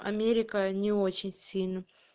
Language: Russian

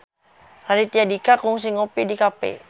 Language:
Sundanese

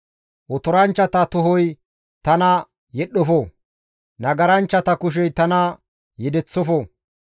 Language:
Gamo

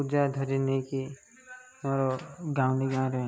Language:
Odia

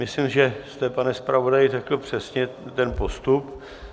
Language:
Czech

